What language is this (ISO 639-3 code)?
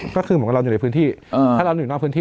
tha